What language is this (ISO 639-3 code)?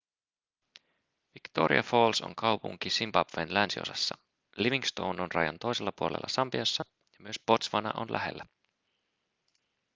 fin